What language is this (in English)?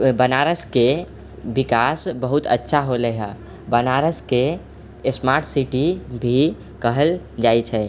Maithili